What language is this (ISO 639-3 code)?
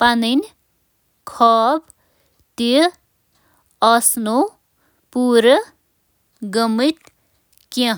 kas